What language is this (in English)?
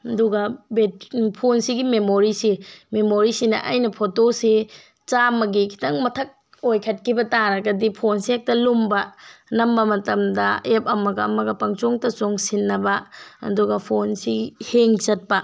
Manipuri